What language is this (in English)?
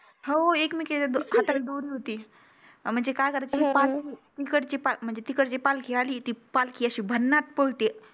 Marathi